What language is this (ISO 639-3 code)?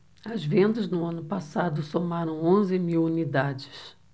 por